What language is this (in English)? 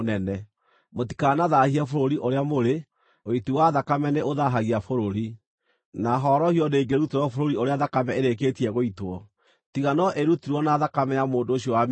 Kikuyu